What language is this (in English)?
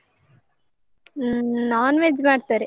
Kannada